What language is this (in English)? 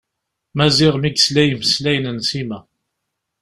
Kabyle